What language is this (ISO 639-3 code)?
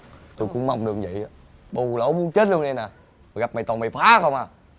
vie